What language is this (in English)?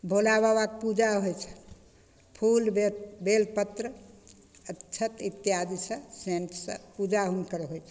Maithili